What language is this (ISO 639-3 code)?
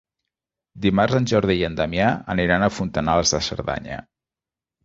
cat